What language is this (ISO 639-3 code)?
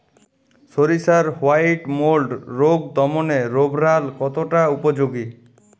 ben